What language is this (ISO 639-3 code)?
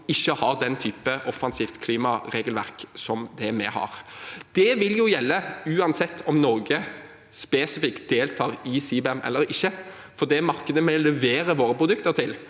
nor